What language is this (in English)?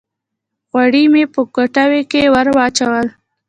Pashto